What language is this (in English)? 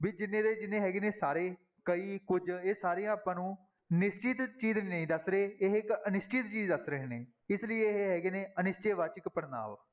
Punjabi